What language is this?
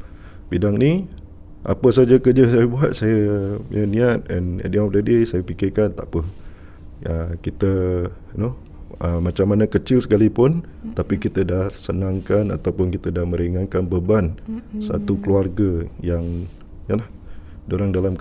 Malay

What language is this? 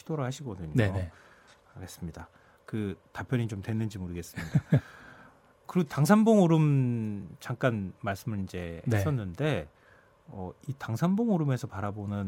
Korean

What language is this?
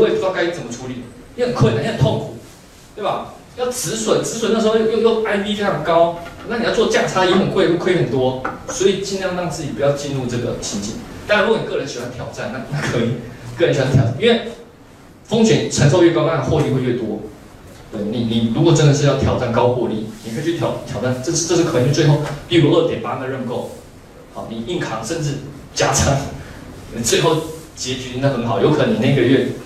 Chinese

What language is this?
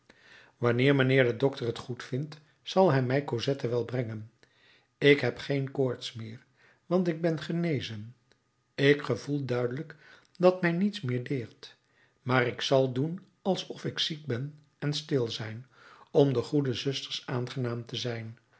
Dutch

